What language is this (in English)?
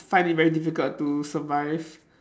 English